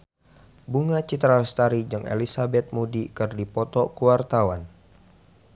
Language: Sundanese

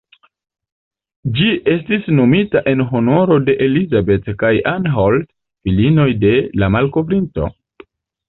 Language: Esperanto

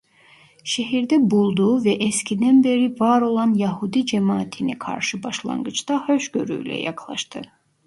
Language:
Turkish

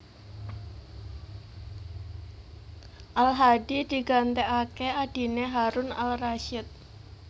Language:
Javanese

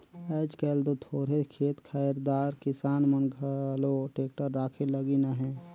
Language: Chhattisgarhi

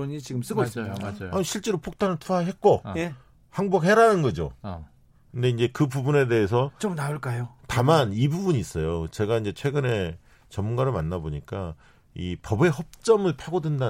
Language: Korean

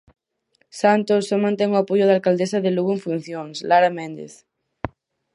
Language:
Galician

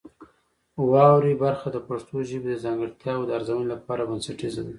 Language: Pashto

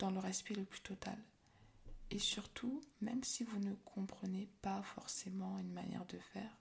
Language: French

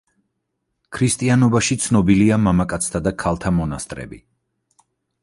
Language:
Georgian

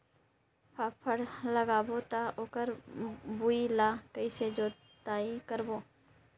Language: Chhattisgarhi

